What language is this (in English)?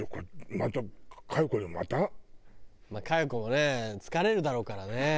Japanese